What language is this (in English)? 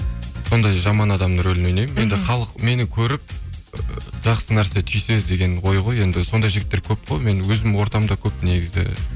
Kazakh